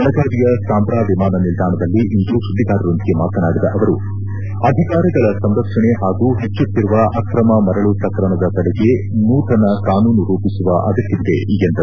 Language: Kannada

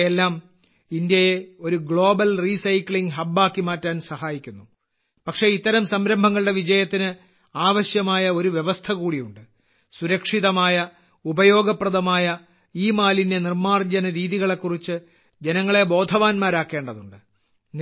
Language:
Malayalam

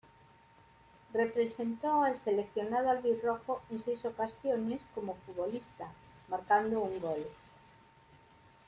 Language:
Spanish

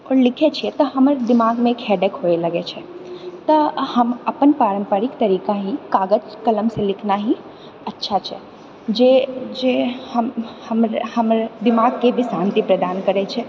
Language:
Maithili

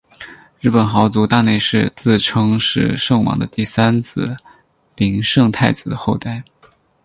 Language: Chinese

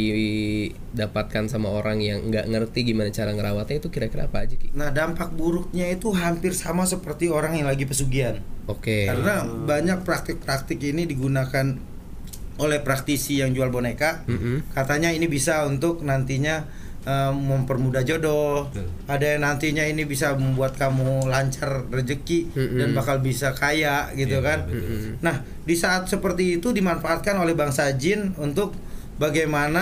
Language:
Indonesian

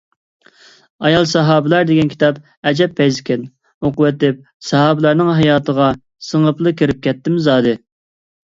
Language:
Uyghur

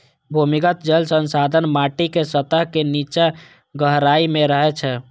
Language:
Maithili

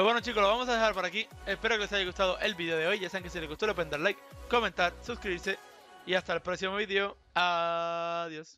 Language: Spanish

